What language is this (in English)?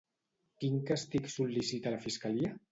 Catalan